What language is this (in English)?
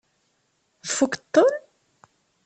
Kabyle